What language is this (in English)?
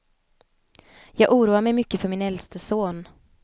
Swedish